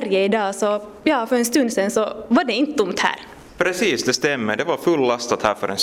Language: Swedish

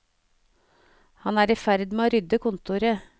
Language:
Norwegian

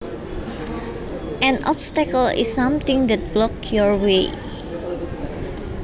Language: Javanese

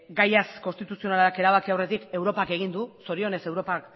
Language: Basque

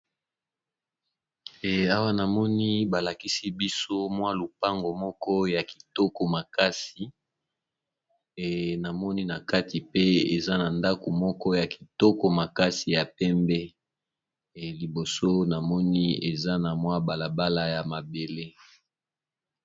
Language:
Lingala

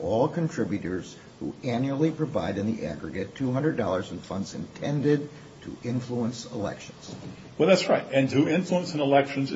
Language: English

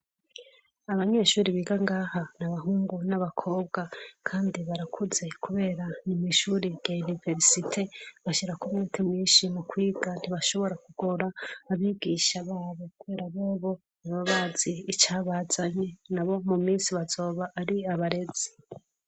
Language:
Rundi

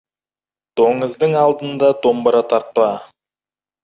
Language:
Kazakh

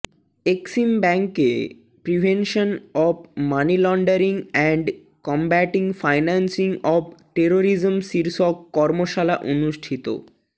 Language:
Bangla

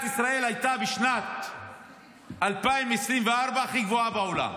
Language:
Hebrew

